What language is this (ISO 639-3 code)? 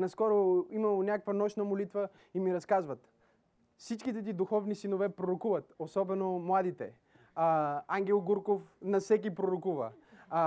bul